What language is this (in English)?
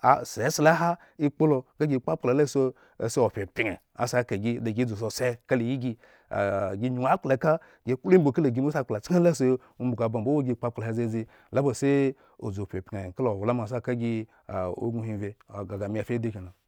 Eggon